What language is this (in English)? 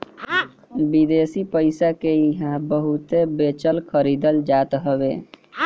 Bhojpuri